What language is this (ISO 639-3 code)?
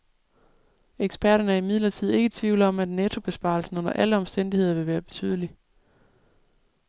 dan